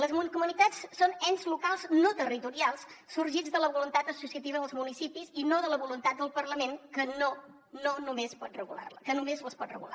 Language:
Catalan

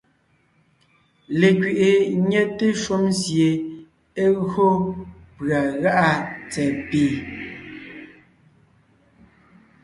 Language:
Ngiemboon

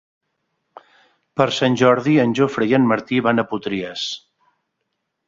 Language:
Catalan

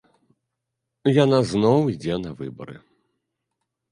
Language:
Belarusian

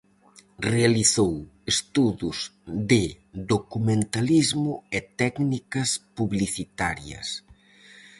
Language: Galician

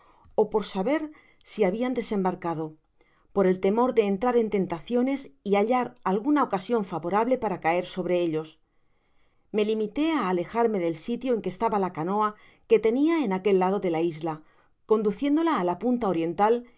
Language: Spanish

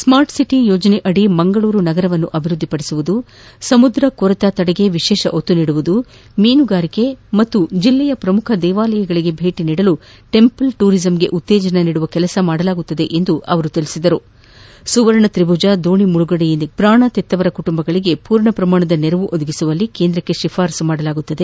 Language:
Kannada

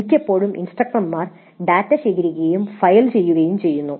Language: Malayalam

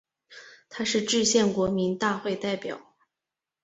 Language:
Chinese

